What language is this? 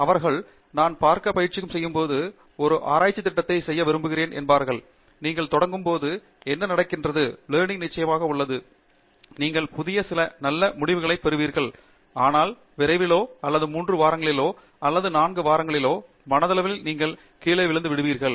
Tamil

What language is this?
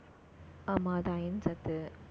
Tamil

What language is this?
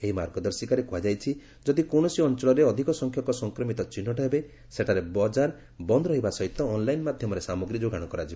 Odia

